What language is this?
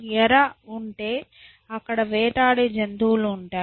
Telugu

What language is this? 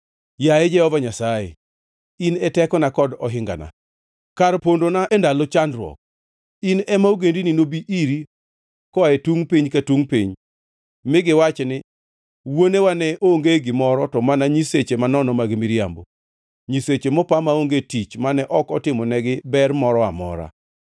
Luo (Kenya and Tanzania)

